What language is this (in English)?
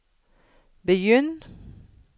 Norwegian